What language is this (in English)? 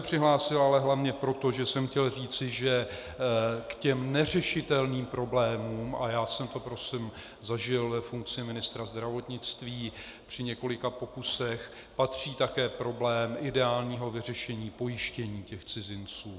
Czech